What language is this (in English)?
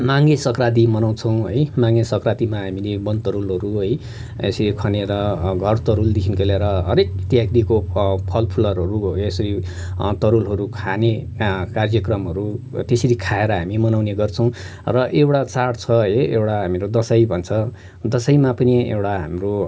Nepali